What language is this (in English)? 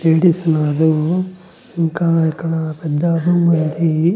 Telugu